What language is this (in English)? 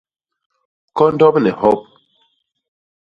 Basaa